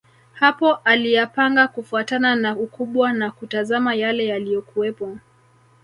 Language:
Swahili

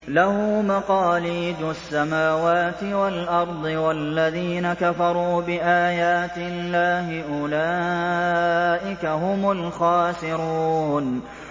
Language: Arabic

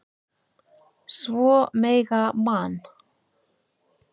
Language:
Icelandic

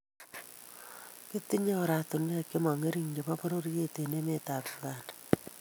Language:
Kalenjin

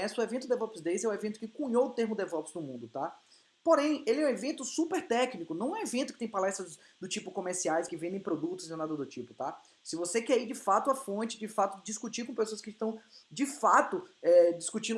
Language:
Portuguese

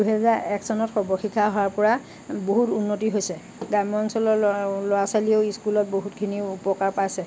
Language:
Assamese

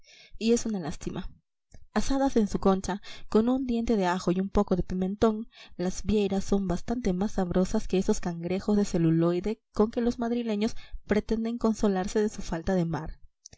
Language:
Spanish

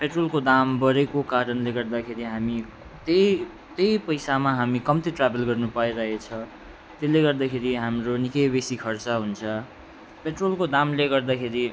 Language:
Nepali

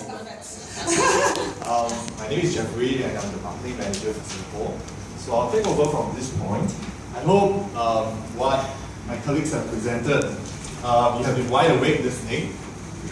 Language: English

